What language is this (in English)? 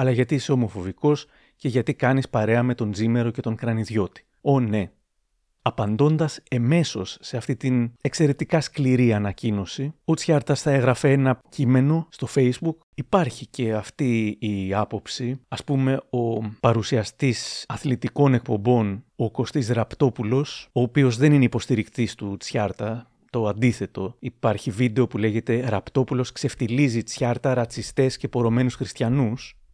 Greek